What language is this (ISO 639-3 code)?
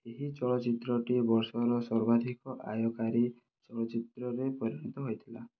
ori